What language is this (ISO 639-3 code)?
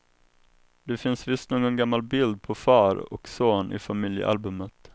swe